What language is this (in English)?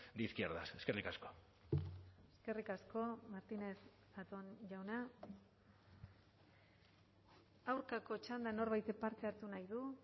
Basque